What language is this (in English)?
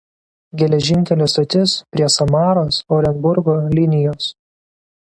Lithuanian